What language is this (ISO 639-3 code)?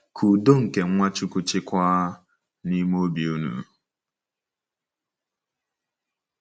ibo